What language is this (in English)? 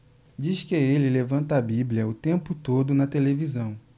Portuguese